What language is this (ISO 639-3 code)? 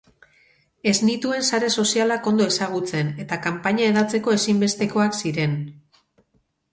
eus